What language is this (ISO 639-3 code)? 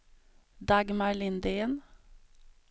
swe